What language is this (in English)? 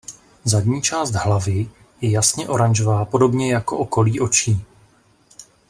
Czech